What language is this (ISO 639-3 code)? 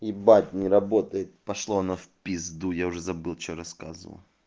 rus